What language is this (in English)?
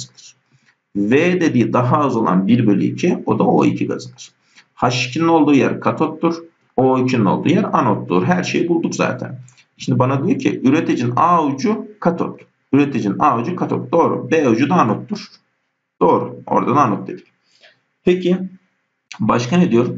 Turkish